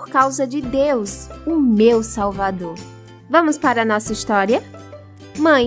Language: Portuguese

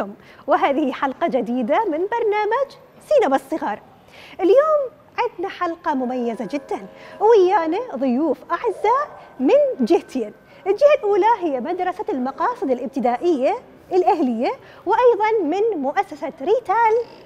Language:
Arabic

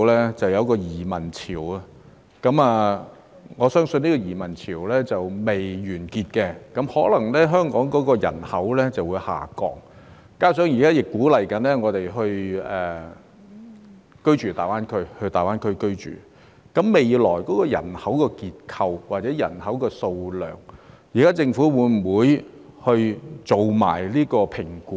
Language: Cantonese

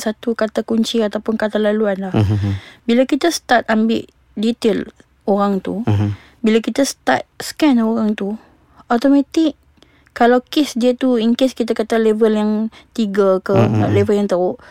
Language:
Malay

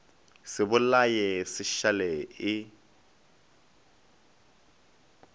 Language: Northern Sotho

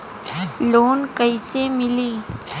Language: Bhojpuri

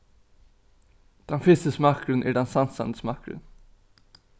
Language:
Faroese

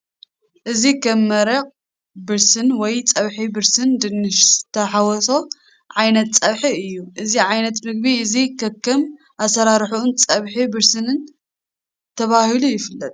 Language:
Tigrinya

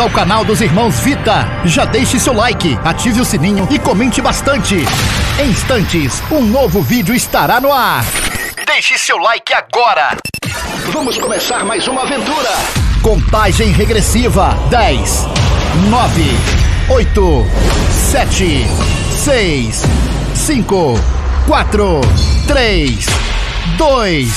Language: Portuguese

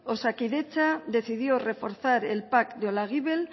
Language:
Spanish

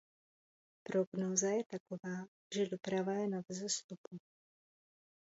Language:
Czech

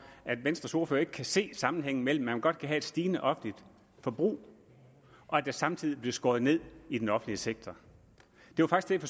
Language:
Danish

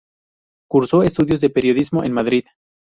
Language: Spanish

